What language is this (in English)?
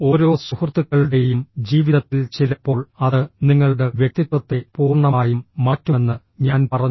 Malayalam